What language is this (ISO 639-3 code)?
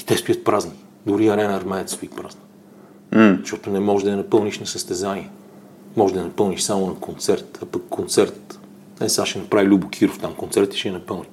bul